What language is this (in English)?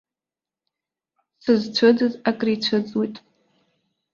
Abkhazian